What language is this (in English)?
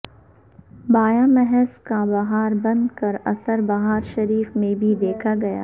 Urdu